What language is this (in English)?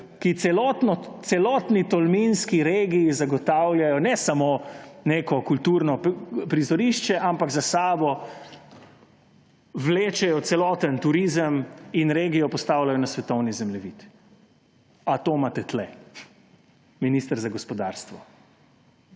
Slovenian